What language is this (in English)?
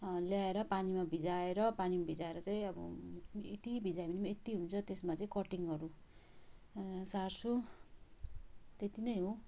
Nepali